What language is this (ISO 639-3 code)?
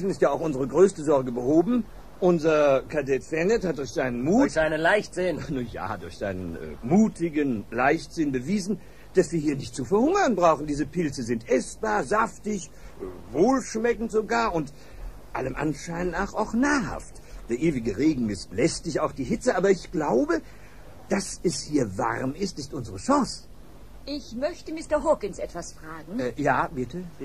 deu